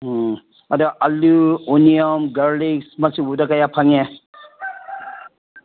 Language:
Manipuri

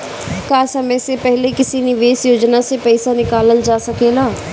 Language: Bhojpuri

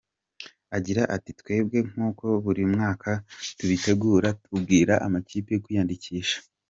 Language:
Kinyarwanda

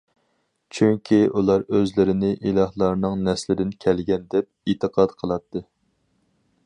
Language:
Uyghur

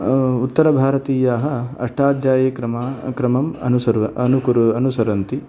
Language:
Sanskrit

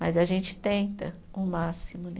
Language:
Portuguese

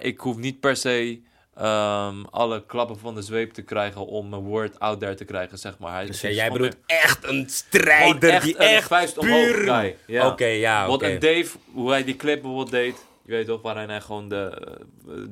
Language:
Dutch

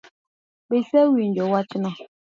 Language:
Luo (Kenya and Tanzania)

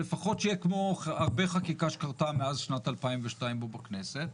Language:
Hebrew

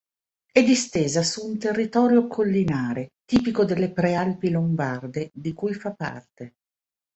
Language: Italian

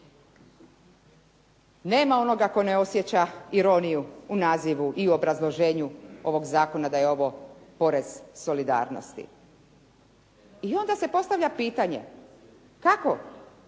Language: Croatian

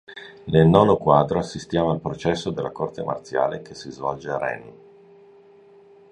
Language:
Italian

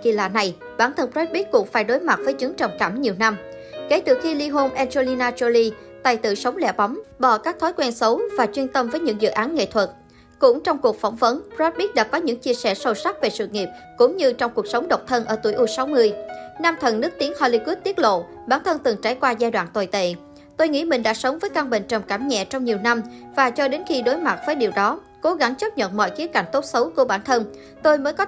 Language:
Vietnamese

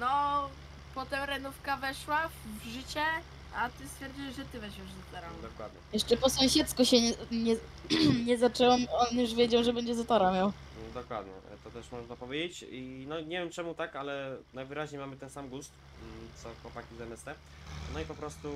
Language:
Polish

